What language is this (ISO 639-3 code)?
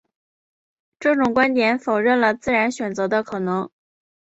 zho